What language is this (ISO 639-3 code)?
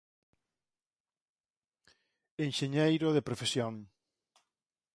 glg